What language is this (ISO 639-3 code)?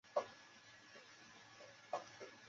zho